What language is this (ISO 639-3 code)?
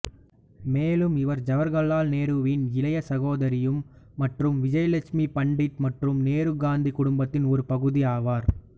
tam